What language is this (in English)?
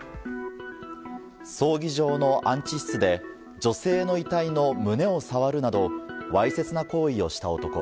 Japanese